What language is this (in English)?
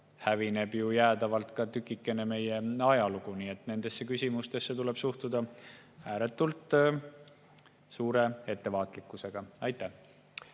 Estonian